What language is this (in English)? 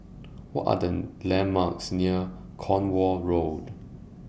English